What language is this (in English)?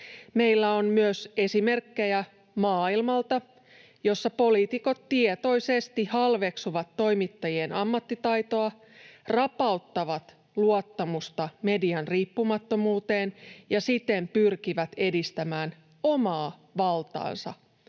Finnish